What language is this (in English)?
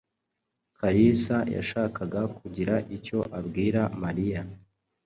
Kinyarwanda